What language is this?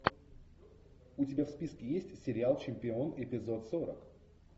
Russian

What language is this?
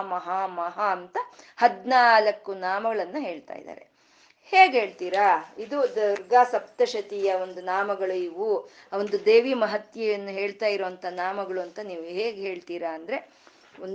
Kannada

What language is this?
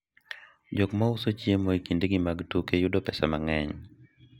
Luo (Kenya and Tanzania)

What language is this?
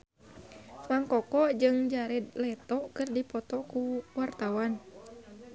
Sundanese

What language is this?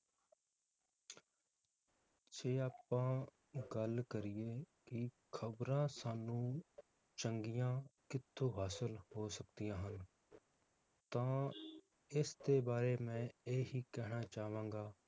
Punjabi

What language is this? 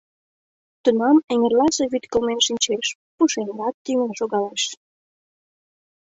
Mari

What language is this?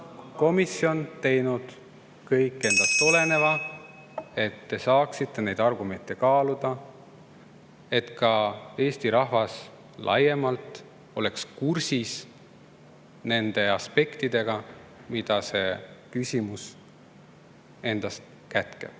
Estonian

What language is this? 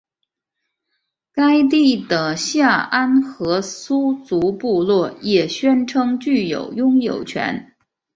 Chinese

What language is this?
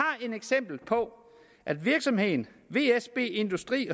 Danish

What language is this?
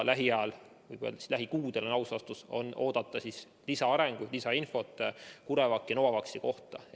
Estonian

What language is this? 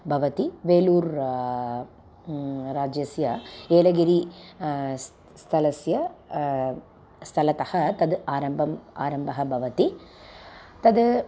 Sanskrit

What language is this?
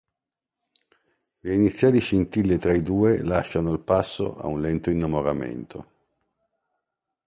Italian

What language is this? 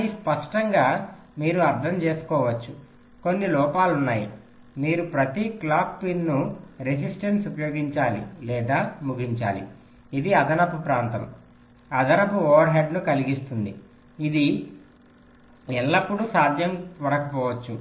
Telugu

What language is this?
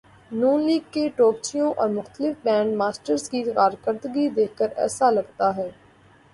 Urdu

